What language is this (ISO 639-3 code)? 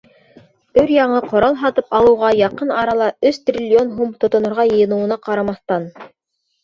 bak